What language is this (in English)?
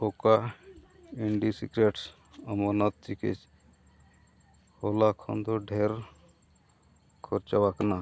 Santali